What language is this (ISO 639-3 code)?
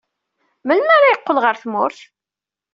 kab